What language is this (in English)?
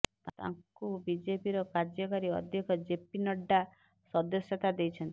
Odia